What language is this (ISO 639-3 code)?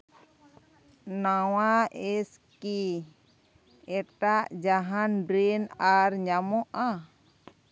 sat